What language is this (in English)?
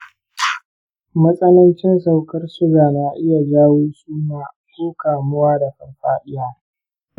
Hausa